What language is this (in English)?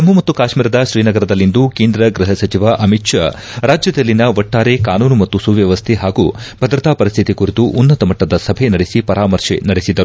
Kannada